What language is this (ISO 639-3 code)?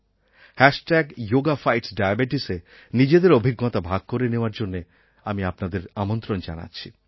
ben